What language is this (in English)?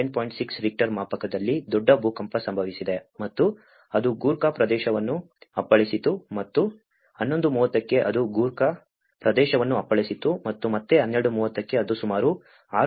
Kannada